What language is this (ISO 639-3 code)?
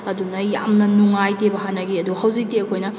mni